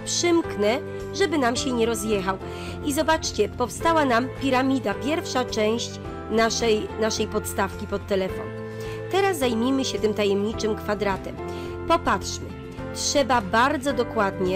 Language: Polish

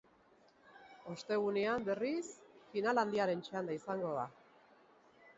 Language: Basque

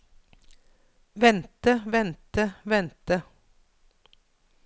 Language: Norwegian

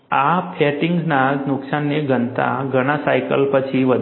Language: Gujarati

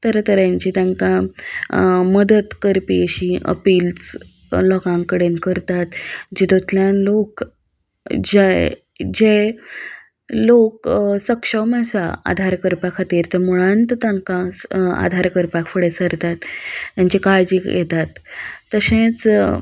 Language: Konkani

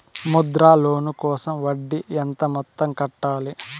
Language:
Telugu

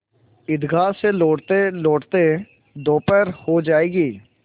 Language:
Hindi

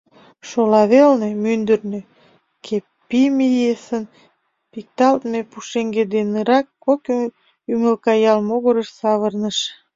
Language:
Mari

